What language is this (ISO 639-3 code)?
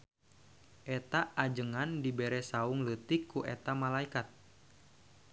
sun